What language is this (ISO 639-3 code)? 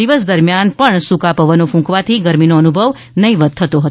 guj